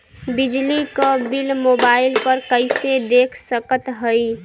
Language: Bhojpuri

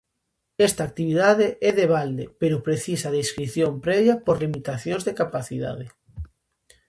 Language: Galician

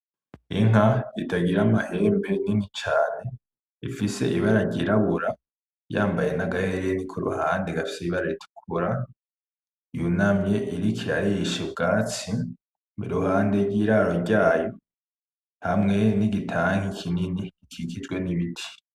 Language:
Rundi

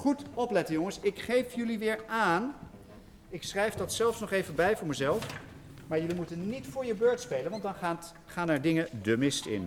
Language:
Dutch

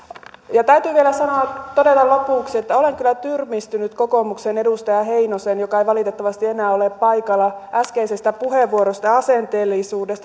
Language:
Finnish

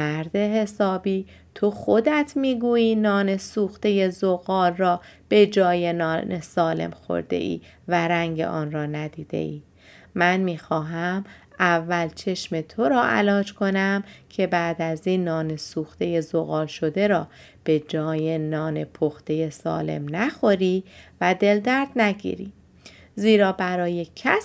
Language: Persian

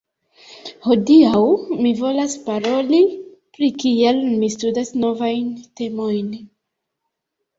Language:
Esperanto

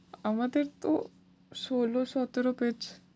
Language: Bangla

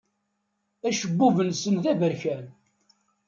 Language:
Kabyle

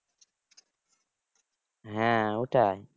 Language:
Bangla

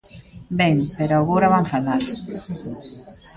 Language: Galician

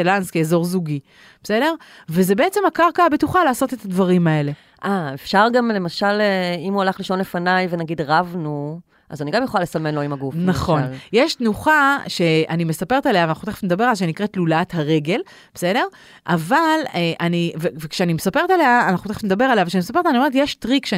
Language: Hebrew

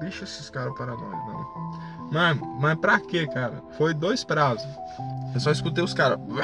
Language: Portuguese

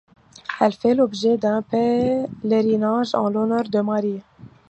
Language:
French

